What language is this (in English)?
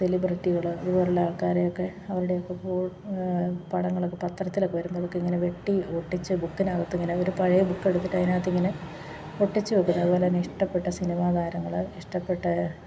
Malayalam